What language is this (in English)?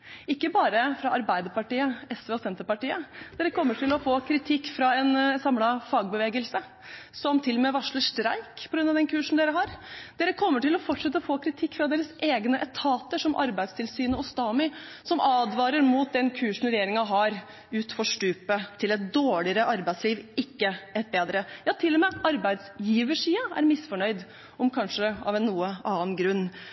Norwegian Bokmål